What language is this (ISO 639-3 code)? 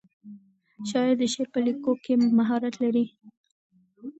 pus